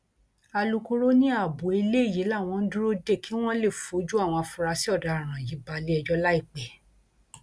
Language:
Yoruba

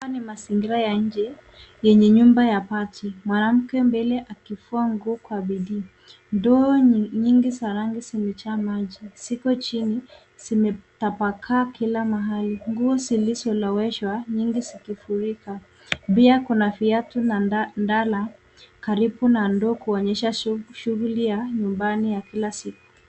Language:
Swahili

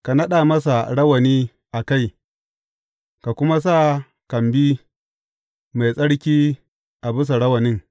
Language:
Hausa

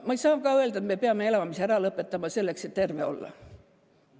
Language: Estonian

